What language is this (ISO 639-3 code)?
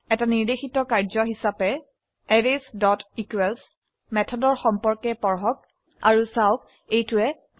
asm